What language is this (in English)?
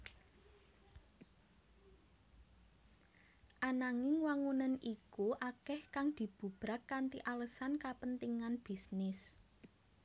Javanese